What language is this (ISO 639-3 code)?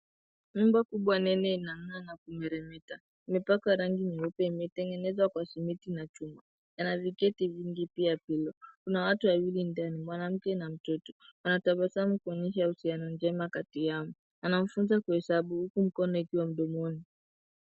swa